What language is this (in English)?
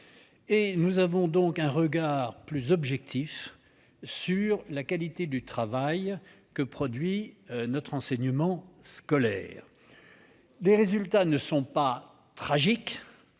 French